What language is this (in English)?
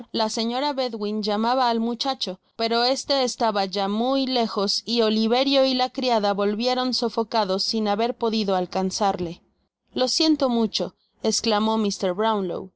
Spanish